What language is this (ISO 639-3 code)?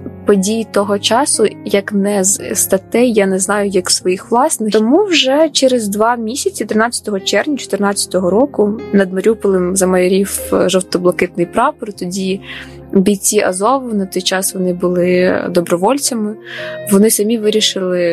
ukr